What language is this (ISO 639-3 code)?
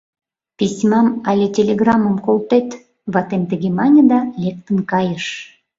chm